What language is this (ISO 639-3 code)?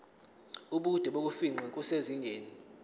zul